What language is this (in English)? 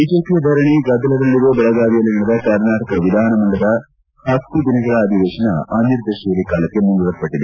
Kannada